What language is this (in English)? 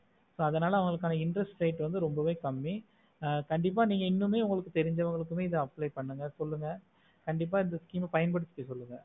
Tamil